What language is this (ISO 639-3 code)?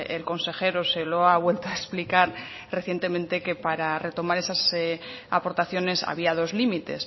spa